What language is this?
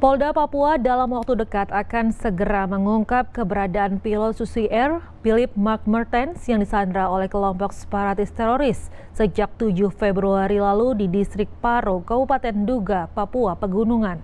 Indonesian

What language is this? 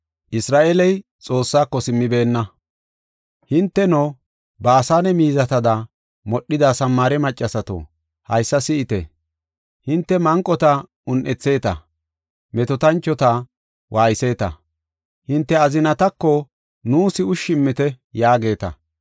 Gofa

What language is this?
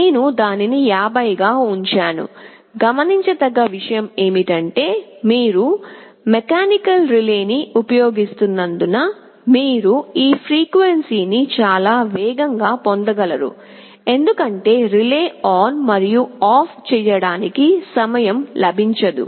Telugu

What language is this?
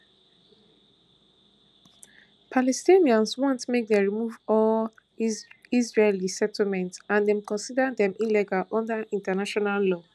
Nigerian Pidgin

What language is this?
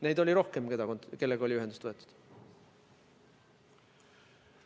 Estonian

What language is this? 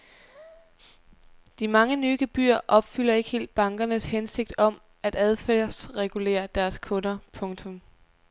Danish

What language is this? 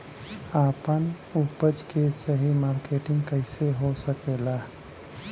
Bhojpuri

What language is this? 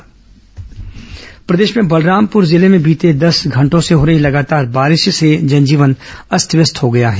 Hindi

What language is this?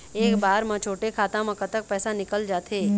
Chhattisgarhi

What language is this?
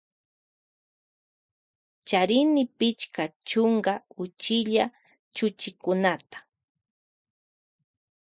Loja Highland Quichua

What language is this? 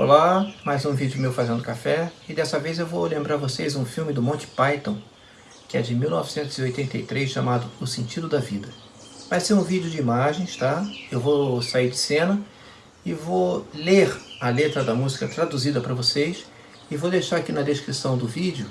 Portuguese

